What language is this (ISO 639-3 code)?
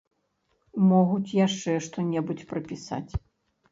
bel